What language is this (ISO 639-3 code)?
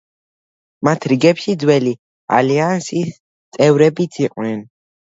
kat